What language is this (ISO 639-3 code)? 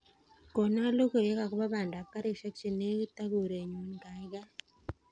kln